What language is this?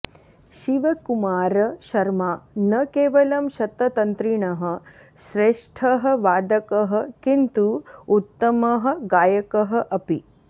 Sanskrit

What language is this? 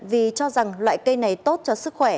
Vietnamese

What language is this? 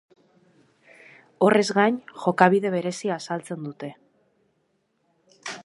Basque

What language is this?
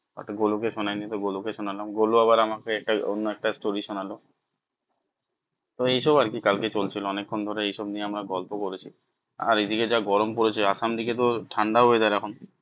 Bangla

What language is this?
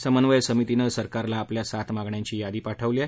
Marathi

